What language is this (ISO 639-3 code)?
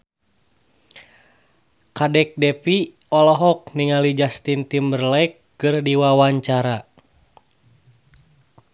sun